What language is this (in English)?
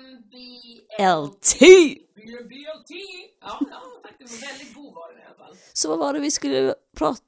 Swedish